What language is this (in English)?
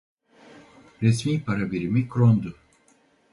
Turkish